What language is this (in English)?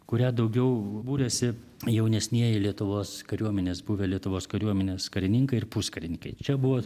Lithuanian